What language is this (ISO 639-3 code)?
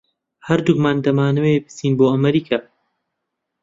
ckb